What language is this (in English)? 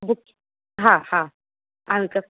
Sindhi